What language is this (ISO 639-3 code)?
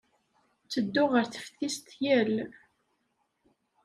kab